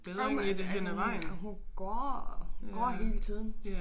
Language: Danish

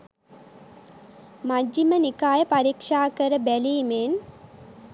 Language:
Sinhala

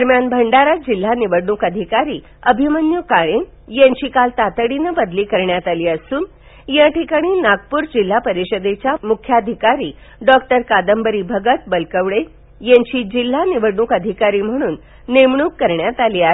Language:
Marathi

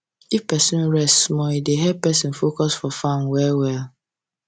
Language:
Nigerian Pidgin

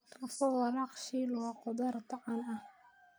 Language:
Somali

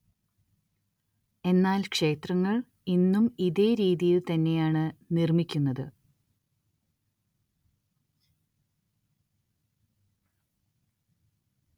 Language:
Malayalam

